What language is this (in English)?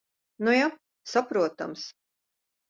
Latvian